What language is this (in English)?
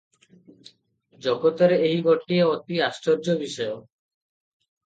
Odia